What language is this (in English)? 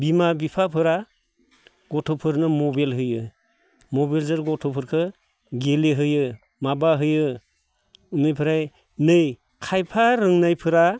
Bodo